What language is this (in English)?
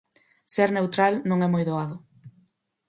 Galician